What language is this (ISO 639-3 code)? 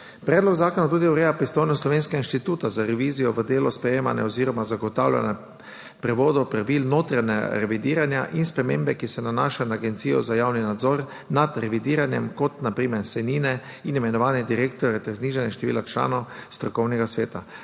slv